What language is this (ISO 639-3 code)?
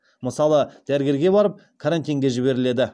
kaz